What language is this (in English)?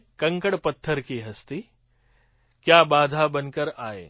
Gujarati